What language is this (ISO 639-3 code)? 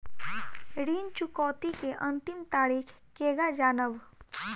bho